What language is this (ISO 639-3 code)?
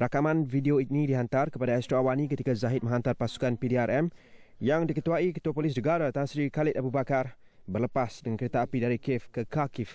msa